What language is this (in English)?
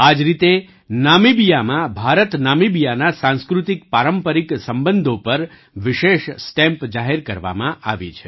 Gujarati